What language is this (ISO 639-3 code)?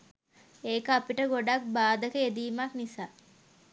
sin